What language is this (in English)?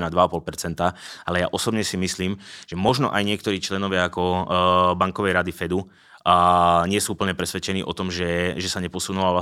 Czech